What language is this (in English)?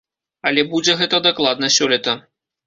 Belarusian